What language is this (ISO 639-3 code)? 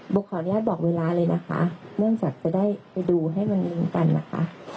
tha